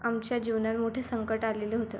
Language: Marathi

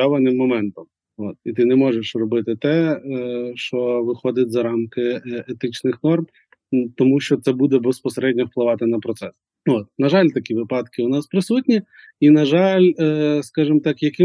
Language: Ukrainian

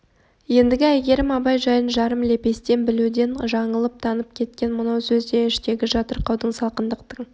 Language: Kazakh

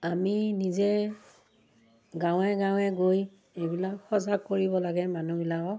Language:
Assamese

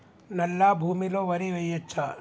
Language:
Telugu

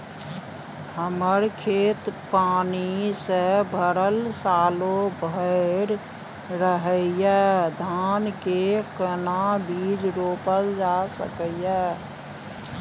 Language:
Maithili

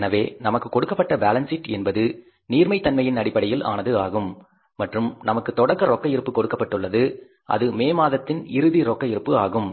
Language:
Tamil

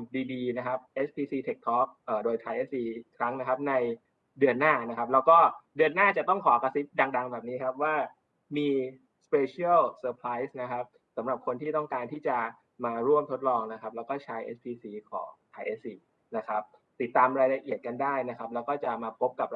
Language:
Thai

